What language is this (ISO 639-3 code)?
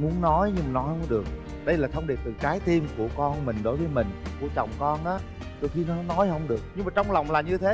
vie